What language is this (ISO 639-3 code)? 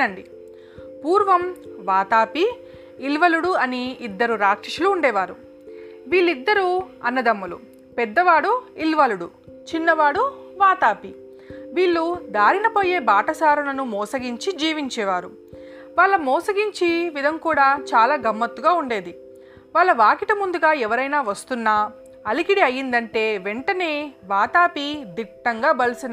tel